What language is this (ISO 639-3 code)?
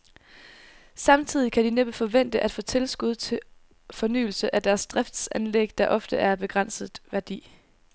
dan